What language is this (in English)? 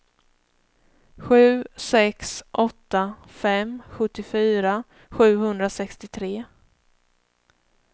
Swedish